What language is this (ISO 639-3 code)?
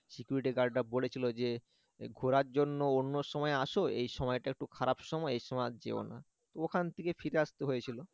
ben